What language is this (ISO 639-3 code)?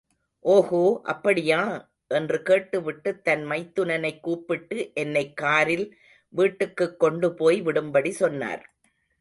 tam